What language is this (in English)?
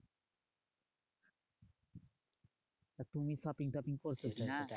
Bangla